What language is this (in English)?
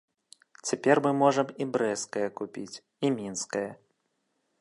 Belarusian